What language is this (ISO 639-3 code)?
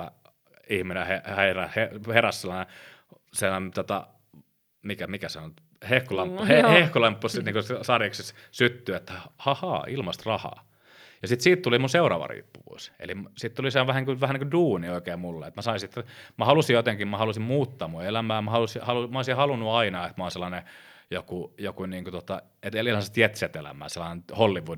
fin